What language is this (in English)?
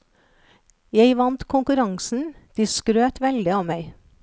Norwegian